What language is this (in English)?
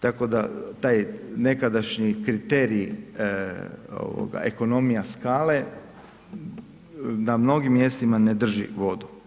Croatian